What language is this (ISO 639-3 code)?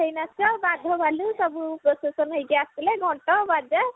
ori